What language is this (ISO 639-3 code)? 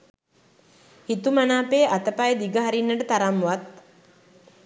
sin